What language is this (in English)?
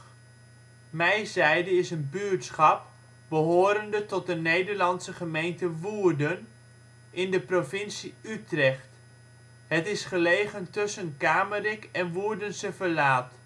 Dutch